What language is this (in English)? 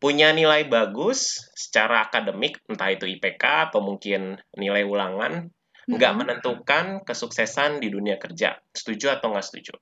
Indonesian